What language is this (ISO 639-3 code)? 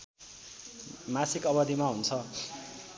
nep